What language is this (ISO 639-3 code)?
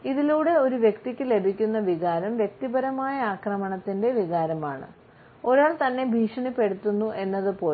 mal